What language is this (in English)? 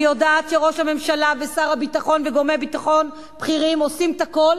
Hebrew